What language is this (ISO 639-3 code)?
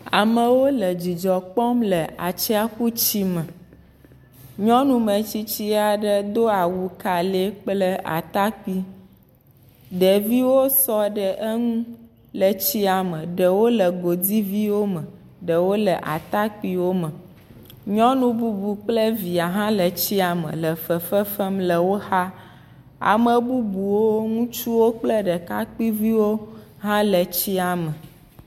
ewe